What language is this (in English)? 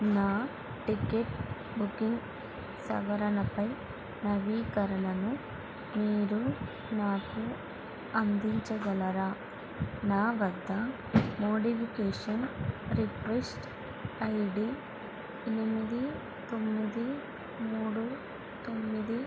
Telugu